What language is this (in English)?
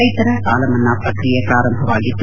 Kannada